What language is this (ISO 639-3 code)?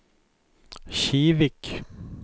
swe